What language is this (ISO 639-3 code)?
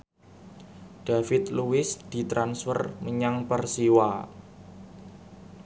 jav